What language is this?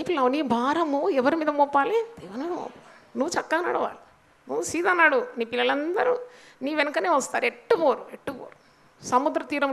Hindi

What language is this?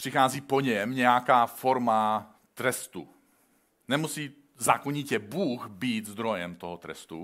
Czech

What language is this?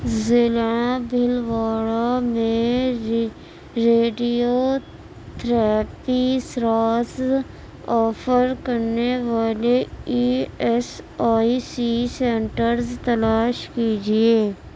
Urdu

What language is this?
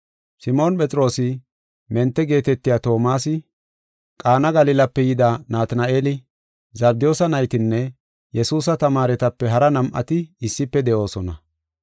Gofa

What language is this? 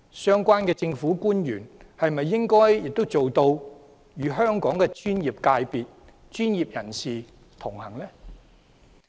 Cantonese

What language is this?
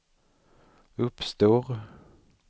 Swedish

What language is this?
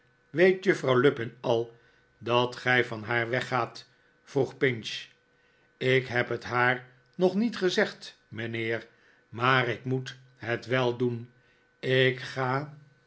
Dutch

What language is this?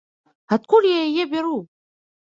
Belarusian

